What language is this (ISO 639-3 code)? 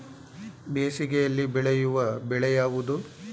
kan